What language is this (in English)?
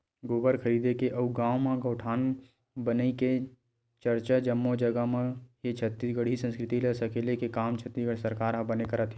Chhattisgarhi